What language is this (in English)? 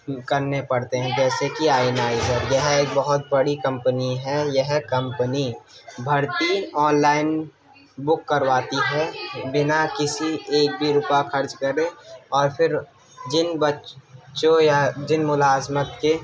Urdu